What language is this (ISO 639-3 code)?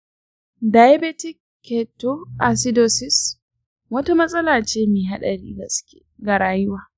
hau